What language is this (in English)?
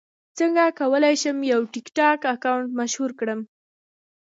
Pashto